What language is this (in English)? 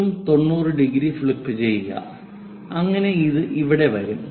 Malayalam